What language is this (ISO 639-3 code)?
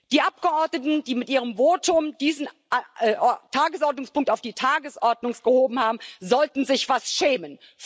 deu